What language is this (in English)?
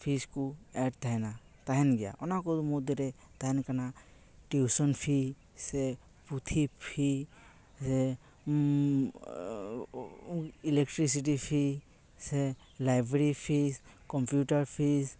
Santali